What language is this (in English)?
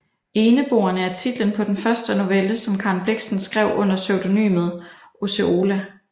Danish